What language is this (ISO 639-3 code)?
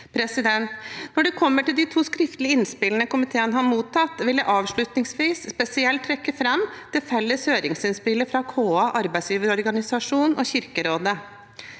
nor